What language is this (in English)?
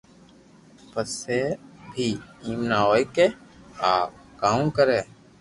Loarki